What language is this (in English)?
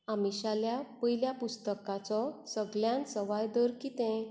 Konkani